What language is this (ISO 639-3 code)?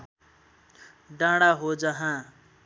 nep